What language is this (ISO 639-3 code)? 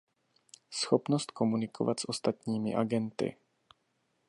ces